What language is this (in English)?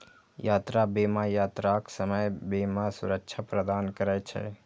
Maithili